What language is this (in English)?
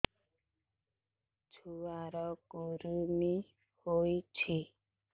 Odia